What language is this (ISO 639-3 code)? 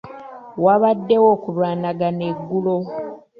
lug